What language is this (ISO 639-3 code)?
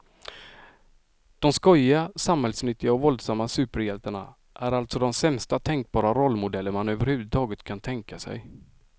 swe